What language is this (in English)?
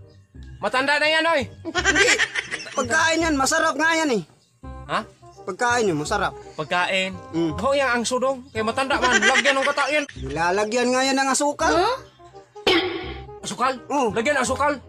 Filipino